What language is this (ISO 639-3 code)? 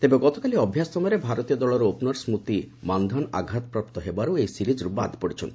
ori